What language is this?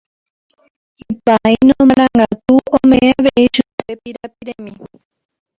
Guarani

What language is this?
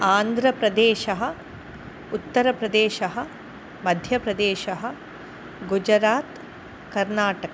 Sanskrit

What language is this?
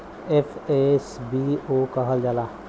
Bhojpuri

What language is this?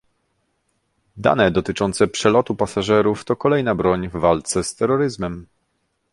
Polish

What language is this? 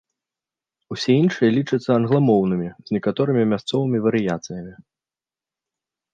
Belarusian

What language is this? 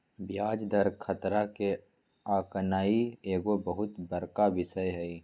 Magahi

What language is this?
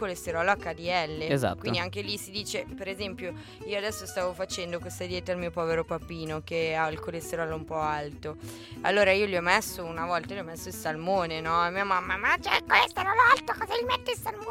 Italian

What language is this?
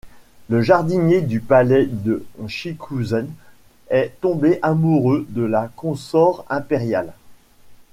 French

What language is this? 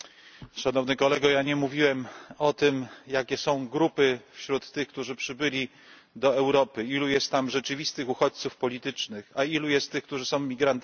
Polish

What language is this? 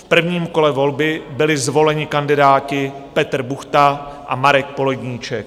Czech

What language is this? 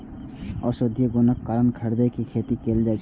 Maithili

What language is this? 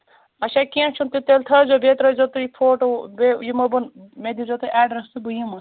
Kashmiri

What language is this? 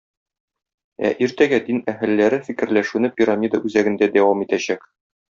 Tatar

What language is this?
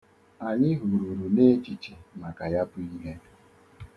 Igbo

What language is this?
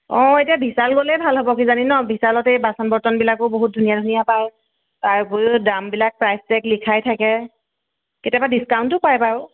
Assamese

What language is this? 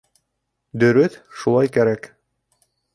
Bashkir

